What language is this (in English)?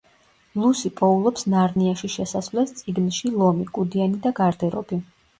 Georgian